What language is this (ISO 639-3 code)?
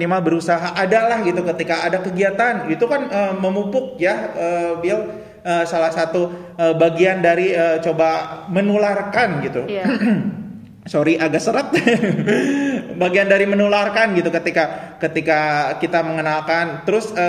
ind